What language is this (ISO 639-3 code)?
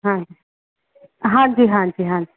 pan